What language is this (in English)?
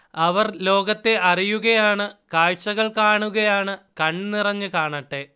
Malayalam